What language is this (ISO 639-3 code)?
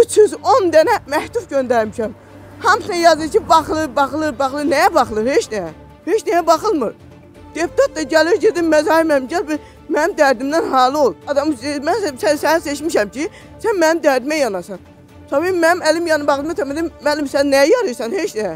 tur